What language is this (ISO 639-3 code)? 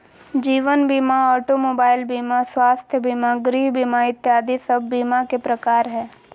mag